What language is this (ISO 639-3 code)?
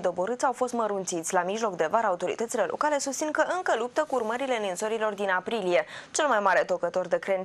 ron